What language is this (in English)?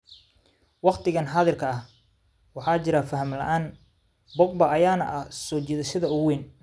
Somali